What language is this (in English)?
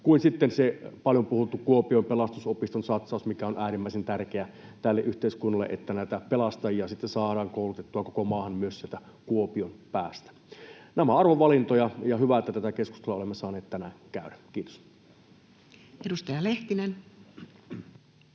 Finnish